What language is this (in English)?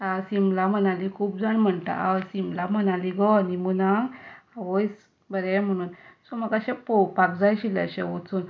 Konkani